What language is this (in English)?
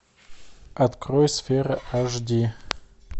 Russian